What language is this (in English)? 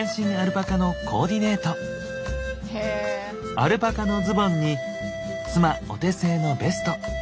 Japanese